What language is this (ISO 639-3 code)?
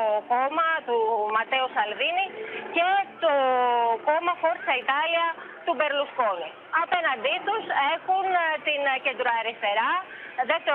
ell